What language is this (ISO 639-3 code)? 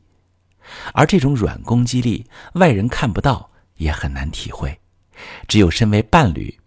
zho